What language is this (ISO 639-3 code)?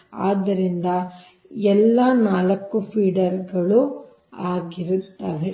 kan